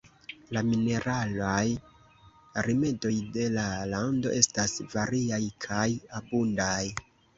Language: Esperanto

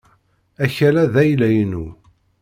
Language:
Kabyle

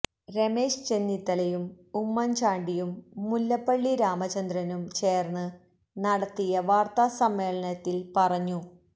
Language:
Malayalam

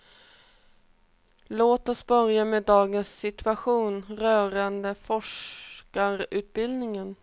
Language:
Swedish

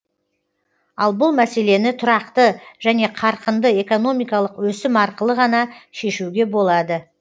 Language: Kazakh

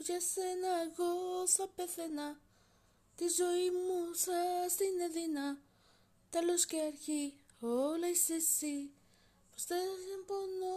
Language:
Greek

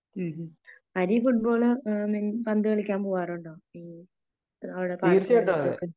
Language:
Malayalam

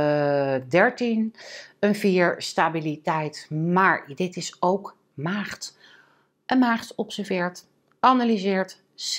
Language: Dutch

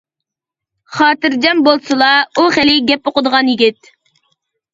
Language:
Uyghur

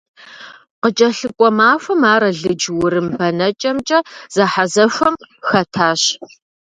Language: Kabardian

